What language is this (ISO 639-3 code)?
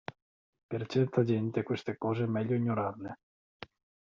ita